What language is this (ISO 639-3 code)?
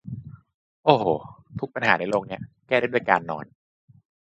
tha